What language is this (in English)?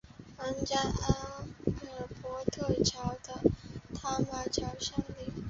Chinese